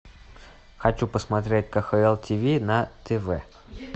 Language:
Russian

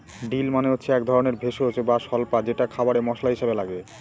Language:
Bangla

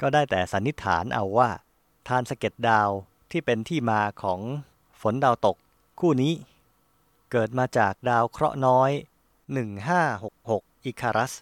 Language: Thai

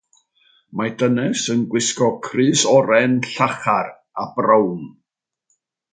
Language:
Welsh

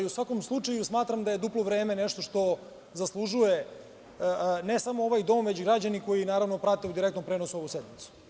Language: Serbian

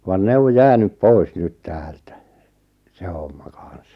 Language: Finnish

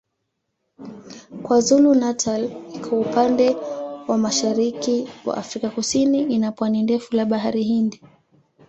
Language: Swahili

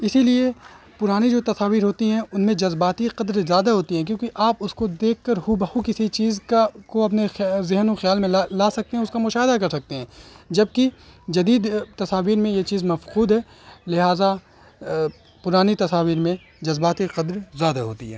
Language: Urdu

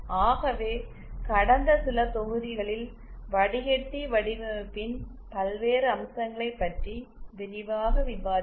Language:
Tamil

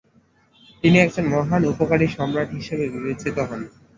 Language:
Bangla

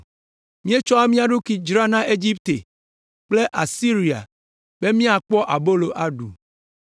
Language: Ewe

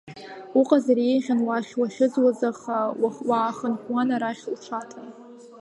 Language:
Abkhazian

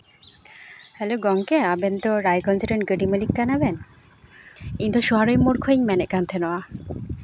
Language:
Santali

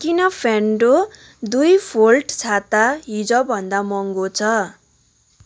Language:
Nepali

